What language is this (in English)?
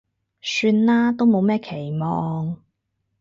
Cantonese